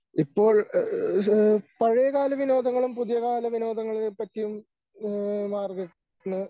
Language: Malayalam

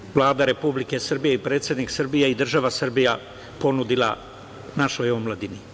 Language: Serbian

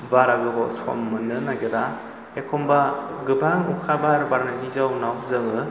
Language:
Bodo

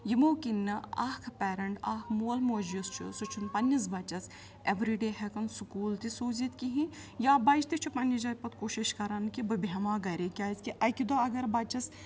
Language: Kashmiri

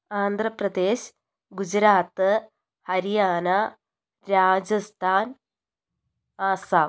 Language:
Malayalam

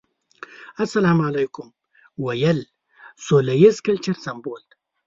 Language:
Pashto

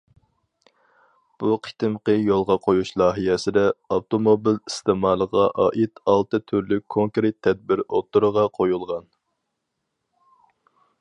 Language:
Uyghur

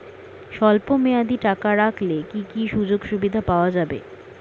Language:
Bangla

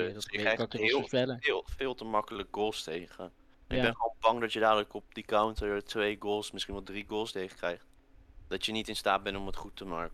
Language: Dutch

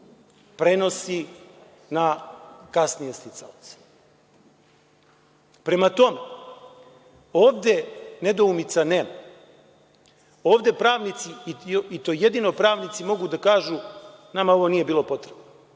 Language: Serbian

